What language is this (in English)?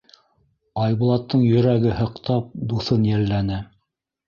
Bashkir